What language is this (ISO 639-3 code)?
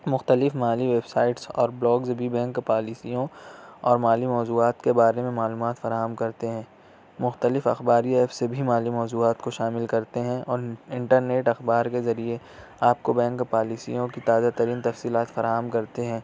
urd